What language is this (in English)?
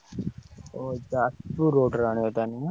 Odia